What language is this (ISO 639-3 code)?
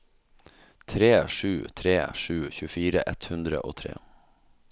nor